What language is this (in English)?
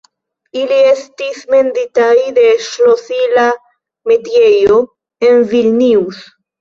Esperanto